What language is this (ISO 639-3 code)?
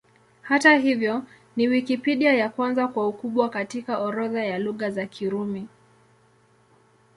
swa